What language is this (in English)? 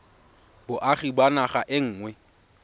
Tswana